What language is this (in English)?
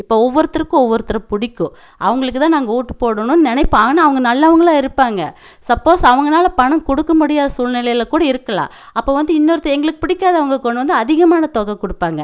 Tamil